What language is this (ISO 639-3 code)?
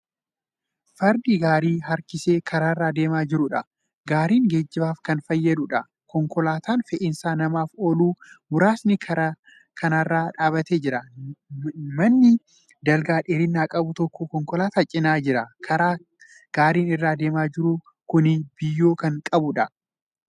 orm